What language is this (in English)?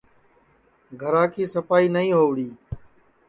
Sansi